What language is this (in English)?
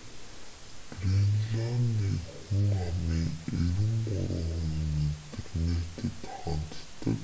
Mongolian